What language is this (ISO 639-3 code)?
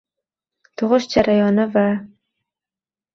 uzb